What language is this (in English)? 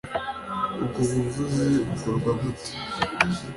Kinyarwanda